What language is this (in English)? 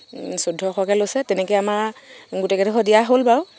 Assamese